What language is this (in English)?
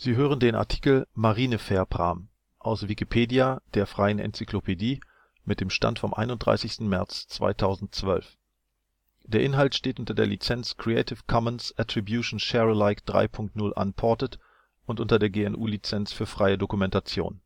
German